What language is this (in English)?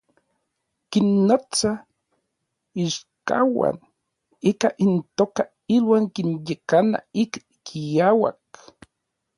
Orizaba Nahuatl